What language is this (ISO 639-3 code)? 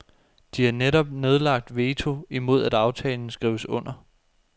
dan